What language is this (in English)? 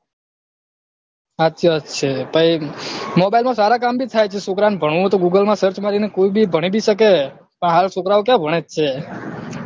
Gujarati